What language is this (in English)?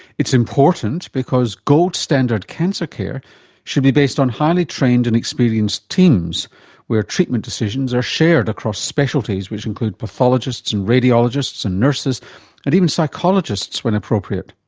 English